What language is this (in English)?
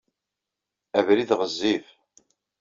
Kabyle